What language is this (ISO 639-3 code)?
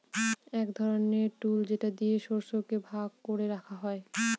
ben